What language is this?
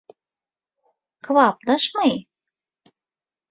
Turkmen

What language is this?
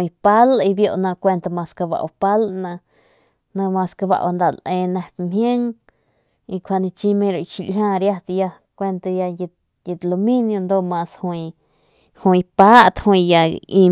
Northern Pame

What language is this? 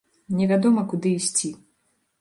Belarusian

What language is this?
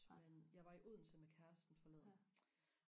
Danish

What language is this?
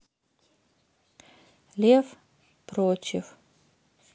Russian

